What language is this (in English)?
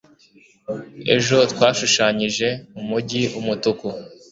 Kinyarwanda